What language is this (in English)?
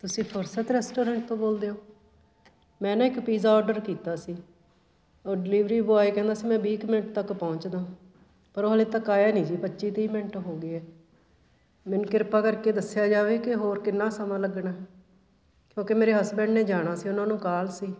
Punjabi